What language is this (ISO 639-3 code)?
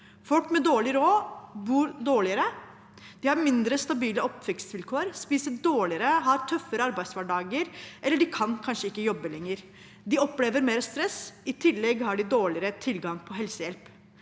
nor